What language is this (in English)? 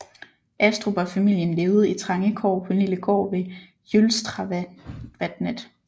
Danish